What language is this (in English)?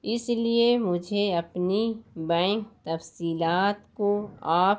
Urdu